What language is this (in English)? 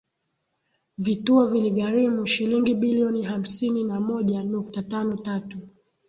Swahili